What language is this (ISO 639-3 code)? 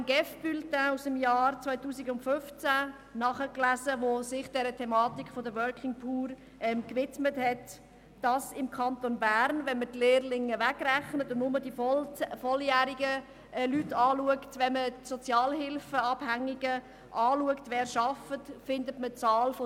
gsw